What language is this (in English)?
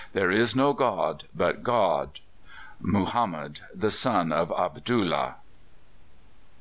English